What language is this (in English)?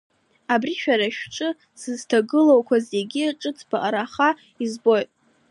Abkhazian